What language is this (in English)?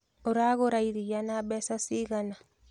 Kikuyu